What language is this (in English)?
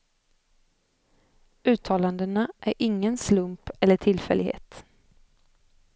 Swedish